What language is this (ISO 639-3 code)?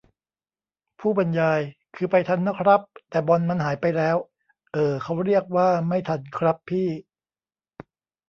tha